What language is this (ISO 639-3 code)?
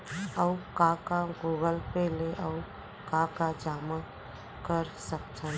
hne